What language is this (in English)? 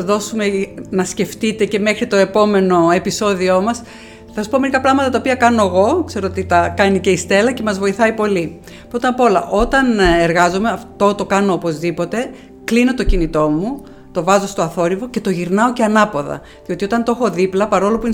Greek